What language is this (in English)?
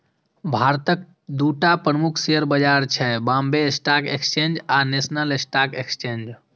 Maithili